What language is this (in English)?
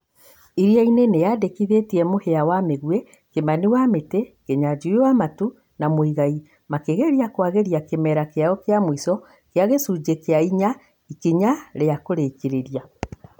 Kikuyu